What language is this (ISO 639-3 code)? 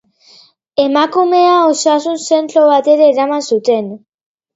eus